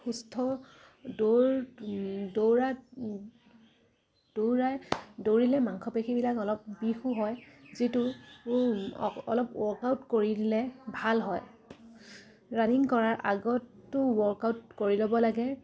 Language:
Assamese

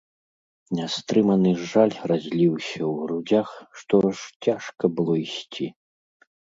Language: Belarusian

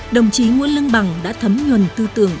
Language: Vietnamese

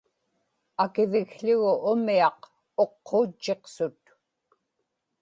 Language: Inupiaq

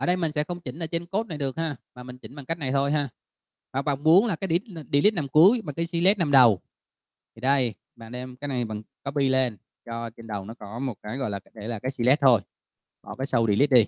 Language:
Vietnamese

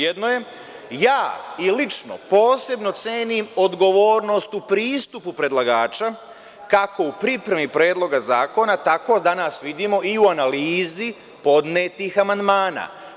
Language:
Serbian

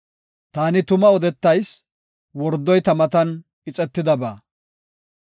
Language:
Gofa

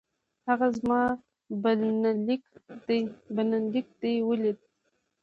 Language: Pashto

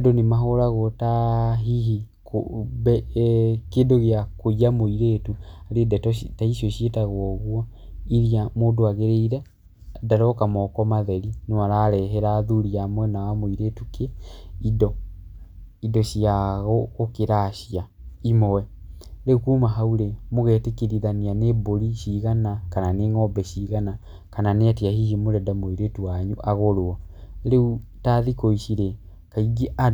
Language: Kikuyu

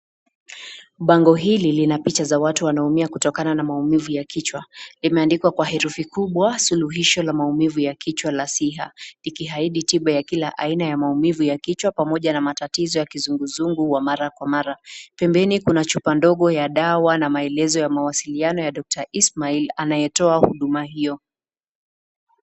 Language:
Swahili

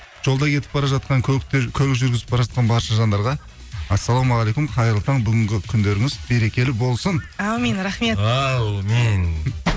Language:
Kazakh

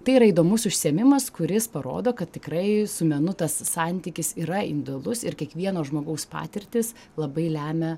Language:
Lithuanian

